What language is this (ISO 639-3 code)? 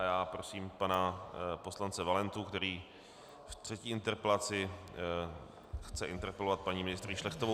ces